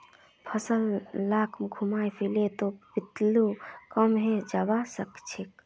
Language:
Magahi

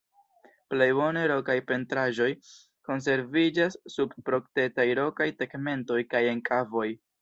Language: Esperanto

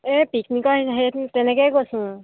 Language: Assamese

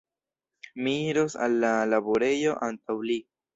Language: Esperanto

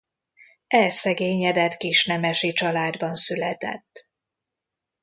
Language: Hungarian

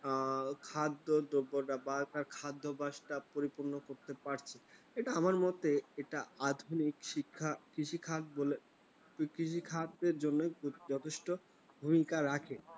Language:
Bangla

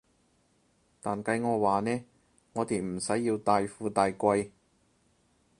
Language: Cantonese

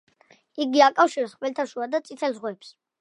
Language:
Georgian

